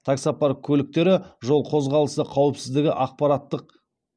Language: Kazakh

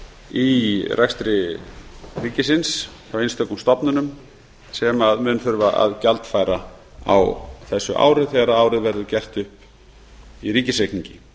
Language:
Icelandic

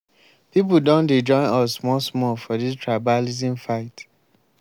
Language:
Nigerian Pidgin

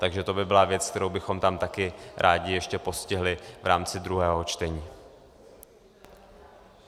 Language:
Czech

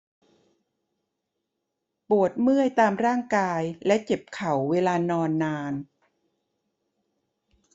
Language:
Thai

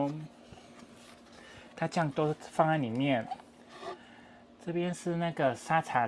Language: Chinese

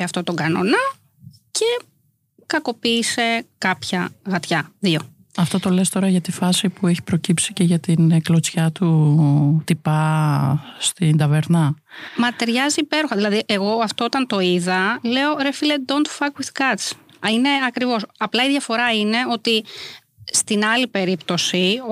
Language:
Greek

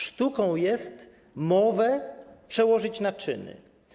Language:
Polish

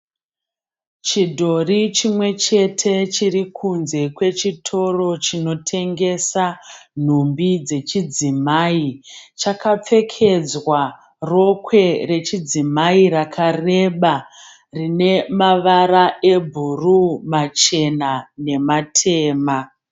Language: Shona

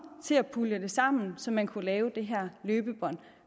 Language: Danish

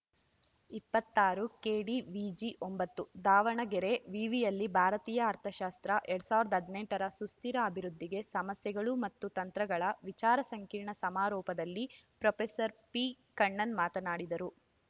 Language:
Kannada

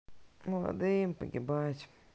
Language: Russian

